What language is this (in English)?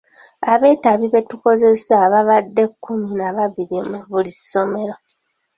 Ganda